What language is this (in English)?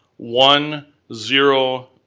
English